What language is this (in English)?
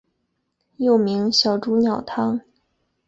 Chinese